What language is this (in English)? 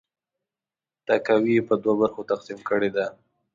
Pashto